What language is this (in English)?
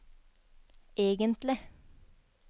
Norwegian